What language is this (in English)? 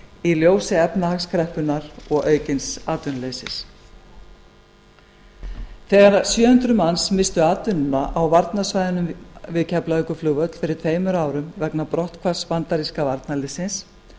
Icelandic